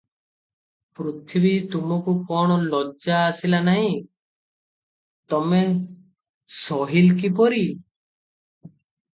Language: Odia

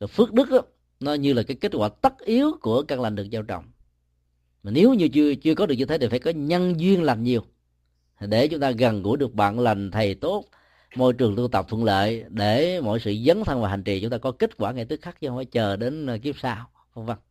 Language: Vietnamese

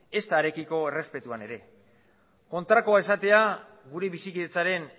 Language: Basque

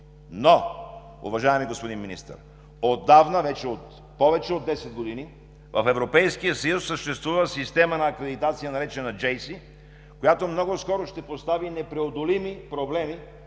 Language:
Bulgarian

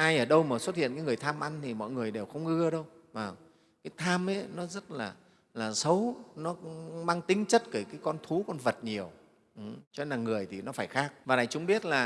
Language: Vietnamese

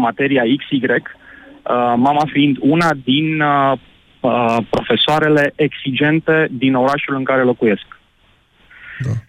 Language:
Romanian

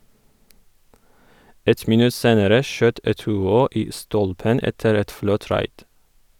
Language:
Norwegian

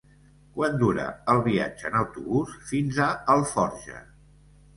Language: Catalan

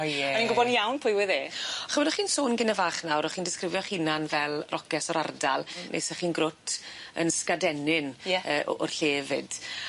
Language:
Welsh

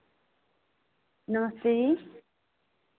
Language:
Dogri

